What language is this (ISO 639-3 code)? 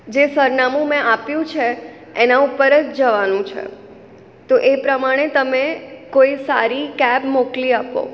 guj